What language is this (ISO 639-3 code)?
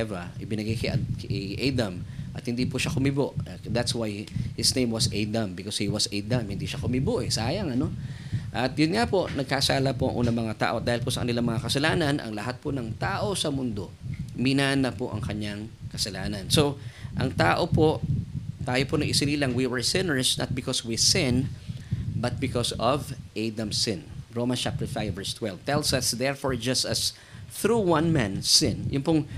fil